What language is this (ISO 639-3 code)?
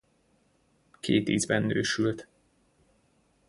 hun